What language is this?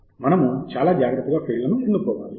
Telugu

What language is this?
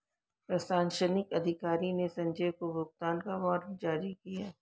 Hindi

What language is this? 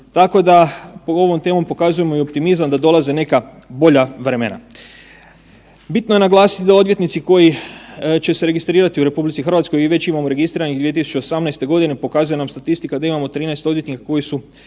Croatian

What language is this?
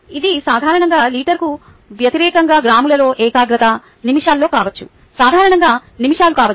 Telugu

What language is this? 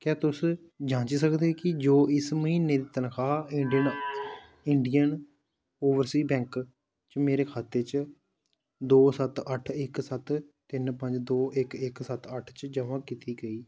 Dogri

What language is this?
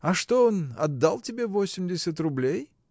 Russian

